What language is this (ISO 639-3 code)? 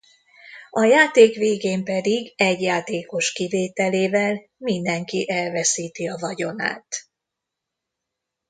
hun